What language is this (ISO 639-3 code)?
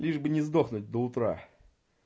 rus